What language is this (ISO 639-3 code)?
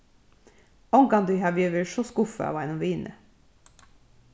fao